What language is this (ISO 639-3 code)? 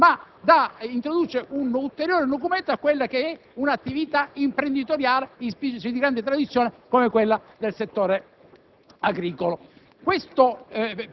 ita